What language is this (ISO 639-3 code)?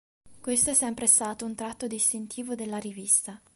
ita